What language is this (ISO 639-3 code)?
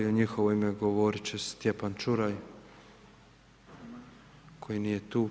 hrv